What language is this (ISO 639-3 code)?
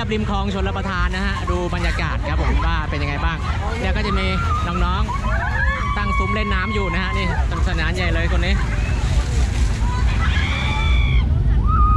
tha